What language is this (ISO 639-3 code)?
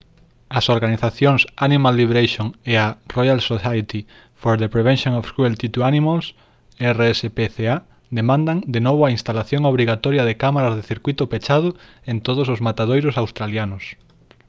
glg